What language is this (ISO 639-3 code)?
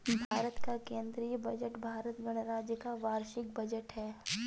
hin